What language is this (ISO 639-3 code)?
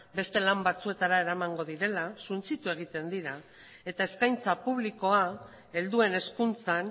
eus